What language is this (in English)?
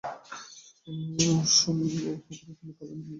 Bangla